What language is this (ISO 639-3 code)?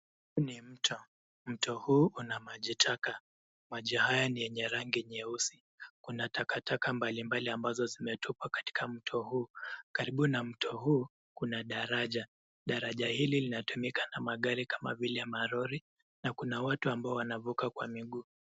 swa